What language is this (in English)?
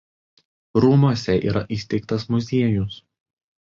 Lithuanian